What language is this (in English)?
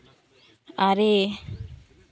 Santali